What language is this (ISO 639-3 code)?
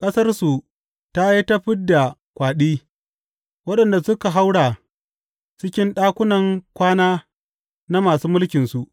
hau